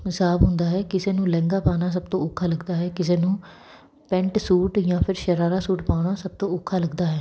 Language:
Punjabi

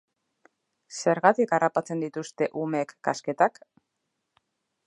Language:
Basque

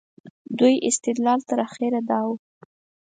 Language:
Pashto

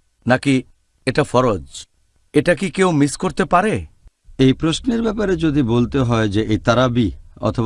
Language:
English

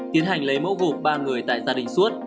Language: Vietnamese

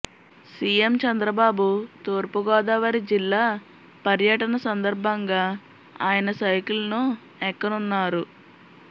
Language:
Telugu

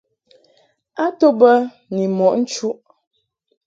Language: Mungaka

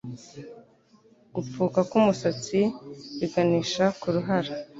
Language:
Kinyarwanda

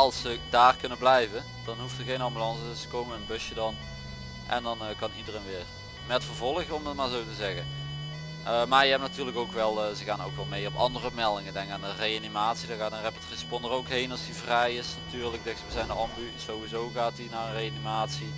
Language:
Dutch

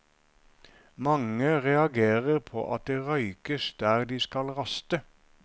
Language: Norwegian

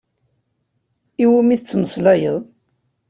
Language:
Kabyle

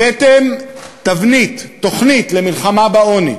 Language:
Hebrew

